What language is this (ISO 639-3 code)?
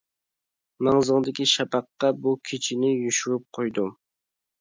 uig